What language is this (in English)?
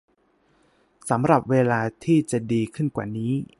Thai